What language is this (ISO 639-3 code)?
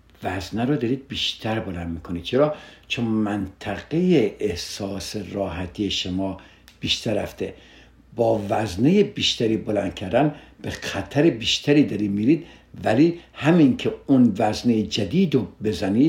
fas